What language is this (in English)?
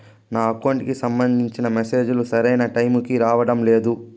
Telugu